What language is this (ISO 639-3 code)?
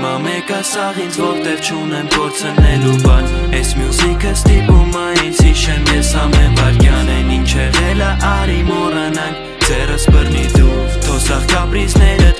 hye